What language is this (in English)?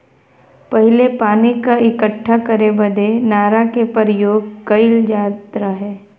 Bhojpuri